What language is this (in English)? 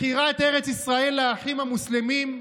Hebrew